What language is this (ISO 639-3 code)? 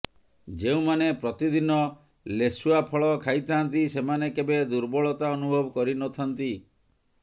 ori